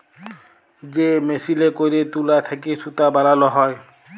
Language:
Bangla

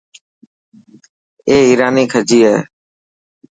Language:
Dhatki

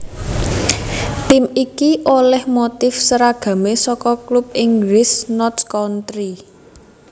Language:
Javanese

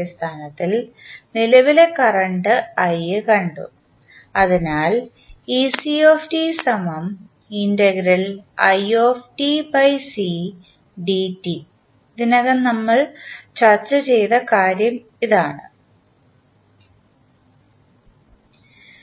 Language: Malayalam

